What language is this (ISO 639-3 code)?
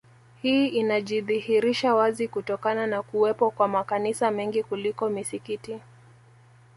swa